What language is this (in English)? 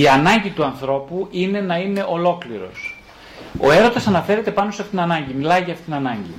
Greek